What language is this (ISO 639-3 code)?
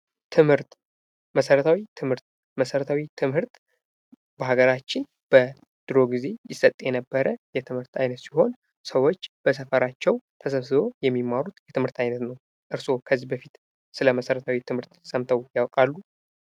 amh